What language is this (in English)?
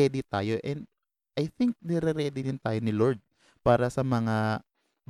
Filipino